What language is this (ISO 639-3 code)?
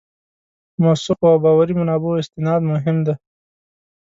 pus